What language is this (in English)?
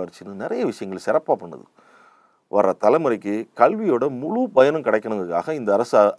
Tamil